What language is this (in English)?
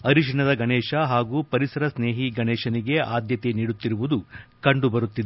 Kannada